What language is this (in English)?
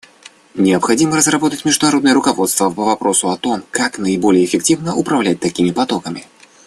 Russian